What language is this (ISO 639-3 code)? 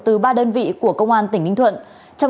vie